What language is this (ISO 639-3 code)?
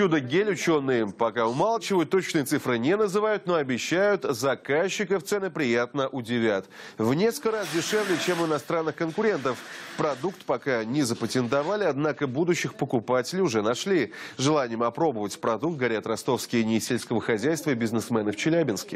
rus